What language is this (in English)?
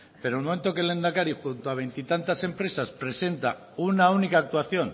Spanish